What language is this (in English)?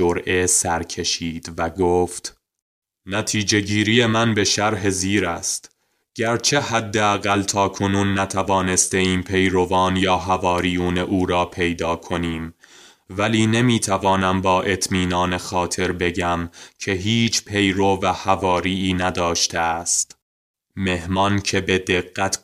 Persian